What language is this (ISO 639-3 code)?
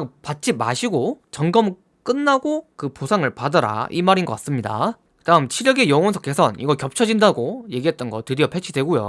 kor